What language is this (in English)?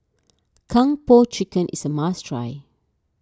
English